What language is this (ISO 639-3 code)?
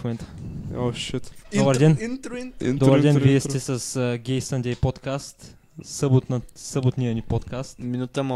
bul